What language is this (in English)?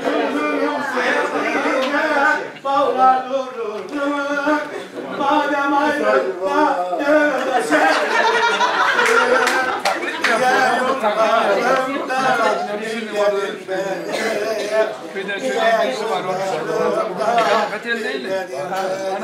Turkish